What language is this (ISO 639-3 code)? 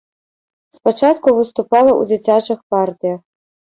bel